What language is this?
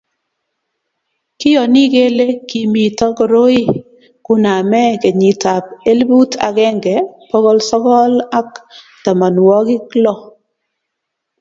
Kalenjin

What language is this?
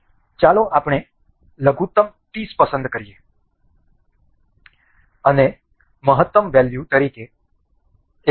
Gujarati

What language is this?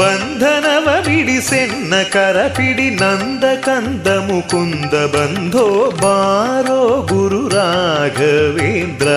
Kannada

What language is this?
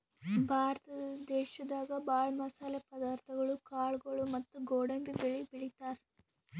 Kannada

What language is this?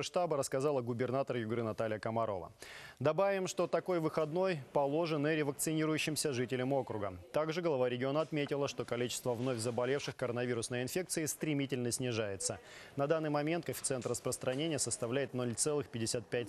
Russian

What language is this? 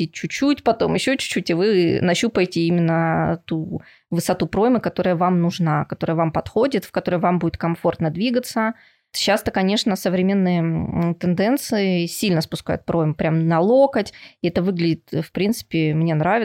Russian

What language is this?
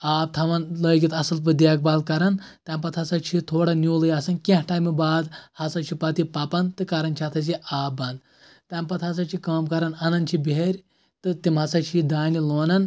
Kashmiri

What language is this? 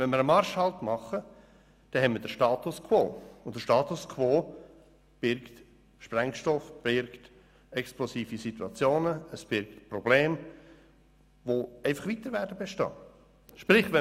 Swiss German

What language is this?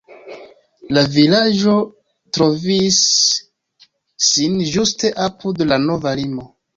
Esperanto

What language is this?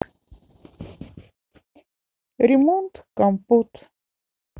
Russian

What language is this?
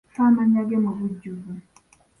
Ganda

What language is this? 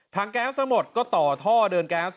Thai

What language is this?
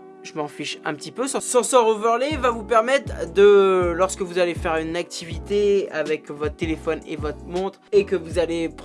French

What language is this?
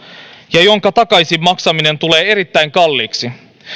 Finnish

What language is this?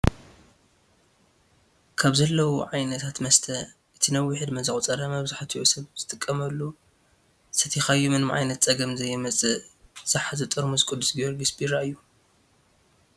Tigrinya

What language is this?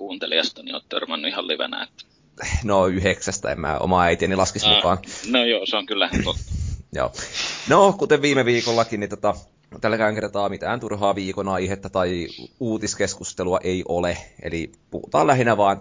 Finnish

